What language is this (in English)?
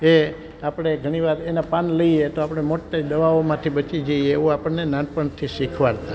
Gujarati